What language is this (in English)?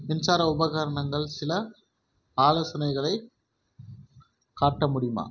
Tamil